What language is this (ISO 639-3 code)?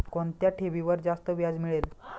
mar